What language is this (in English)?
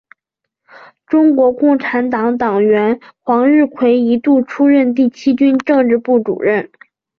Chinese